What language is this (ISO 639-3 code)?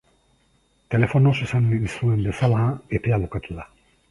eus